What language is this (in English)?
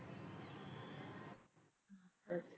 Punjabi